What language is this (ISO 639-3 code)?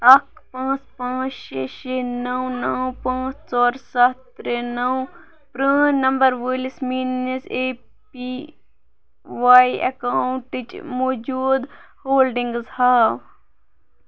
kas